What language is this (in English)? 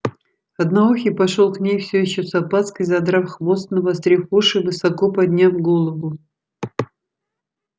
Russian